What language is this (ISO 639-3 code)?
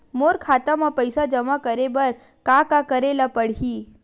hne